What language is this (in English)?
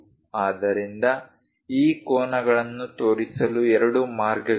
Kannada